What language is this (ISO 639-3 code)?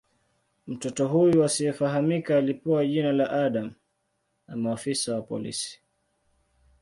swa